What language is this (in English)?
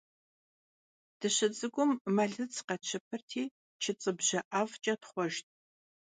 Kabardian